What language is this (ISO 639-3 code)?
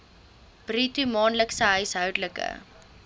afr